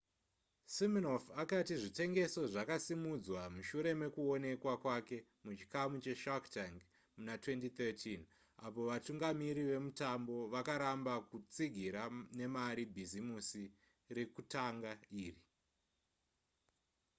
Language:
Shona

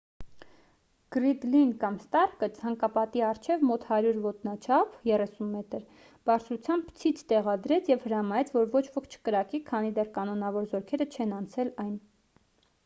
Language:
Armenian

